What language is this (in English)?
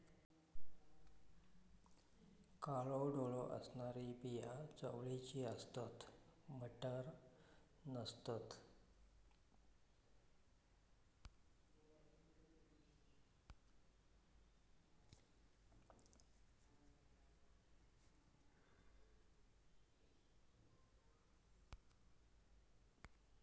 Marathi